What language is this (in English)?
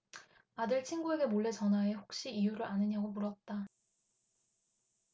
Korean